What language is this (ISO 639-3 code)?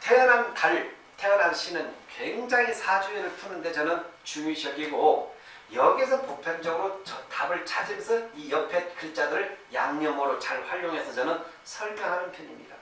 kor